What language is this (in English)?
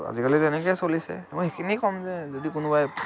Assamese